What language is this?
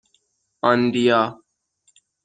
Persian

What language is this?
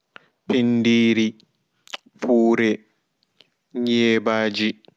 Fula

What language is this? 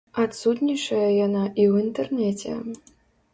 Belarusian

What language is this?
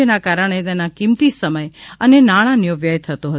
Gujarati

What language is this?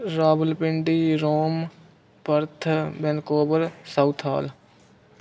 Punjabi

